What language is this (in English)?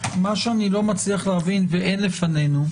Hebrew